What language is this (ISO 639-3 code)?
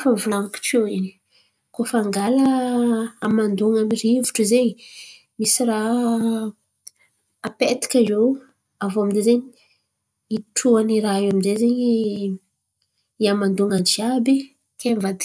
xmv